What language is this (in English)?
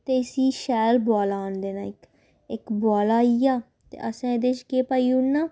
Dogri